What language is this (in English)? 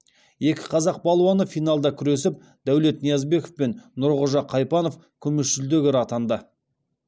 Kazakh